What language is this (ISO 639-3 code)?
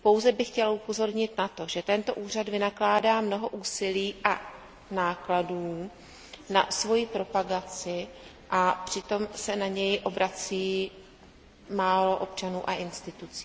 ces